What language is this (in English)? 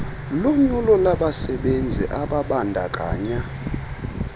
Xhosa